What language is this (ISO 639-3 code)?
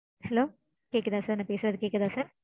tam